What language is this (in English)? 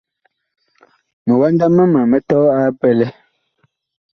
Bakoko